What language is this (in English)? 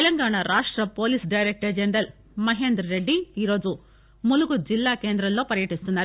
Telugu